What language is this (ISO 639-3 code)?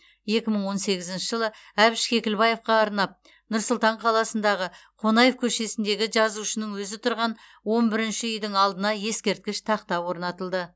kaz